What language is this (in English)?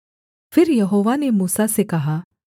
Hindi